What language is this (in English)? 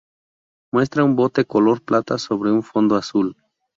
Spanish